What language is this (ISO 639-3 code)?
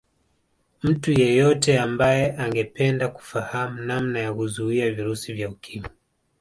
swa